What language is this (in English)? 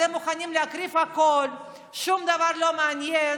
Hebrew